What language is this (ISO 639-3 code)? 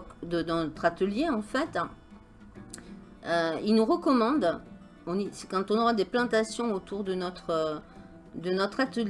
fra